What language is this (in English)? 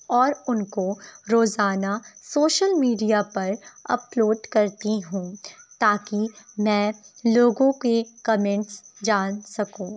Urdu